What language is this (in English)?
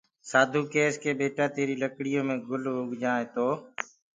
Gurgula